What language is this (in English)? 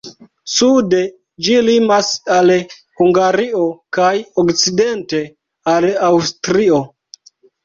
Esperanto